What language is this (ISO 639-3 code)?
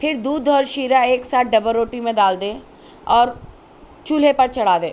urd